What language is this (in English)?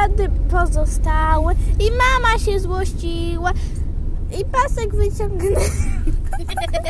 Polish